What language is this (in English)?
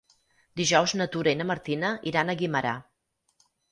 Catalan